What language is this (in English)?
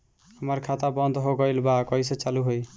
Bhojpuri